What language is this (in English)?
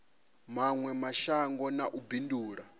Venda